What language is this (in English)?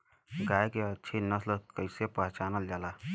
Bhojpuri